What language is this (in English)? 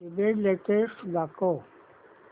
Marathi